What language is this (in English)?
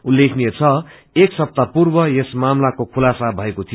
Nepali